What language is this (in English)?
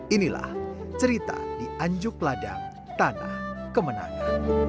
Indonesian